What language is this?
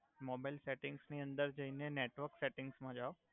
Gujarati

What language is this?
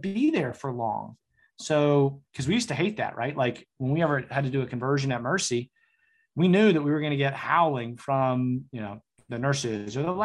English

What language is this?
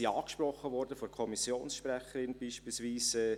Swiss German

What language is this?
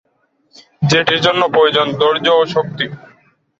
Bangla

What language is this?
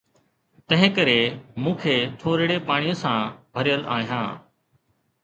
Sindhi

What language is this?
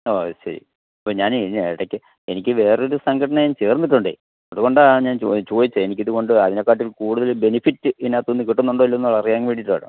Malayalam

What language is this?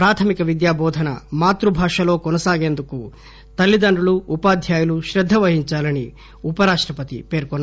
Telugu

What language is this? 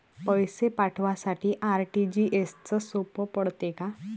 Marathi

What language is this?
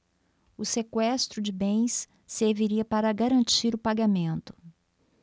Portuguese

